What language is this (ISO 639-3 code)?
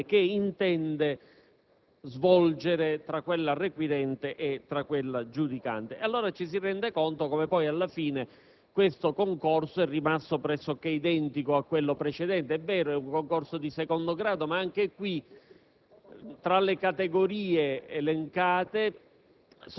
ita